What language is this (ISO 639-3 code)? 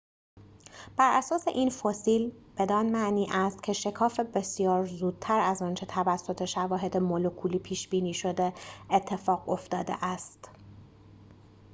fas